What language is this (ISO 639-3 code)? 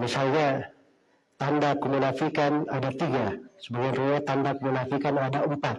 ind